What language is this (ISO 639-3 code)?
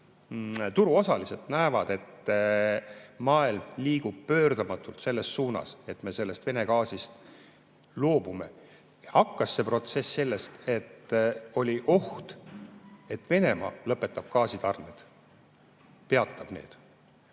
est